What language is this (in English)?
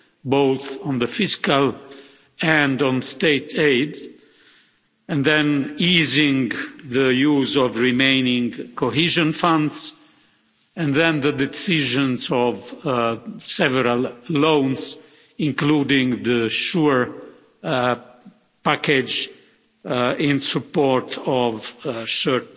English